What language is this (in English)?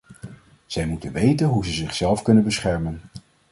Dutch